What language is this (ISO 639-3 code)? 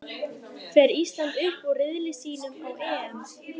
isl